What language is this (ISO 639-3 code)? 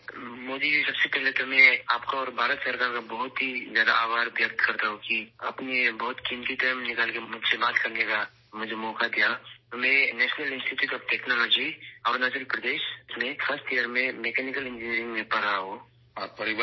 urd